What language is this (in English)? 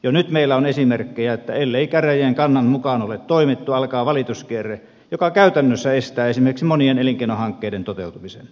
Finnish